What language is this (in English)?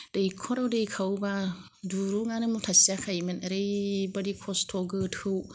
Bodo